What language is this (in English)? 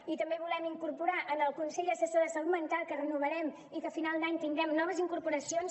Catalan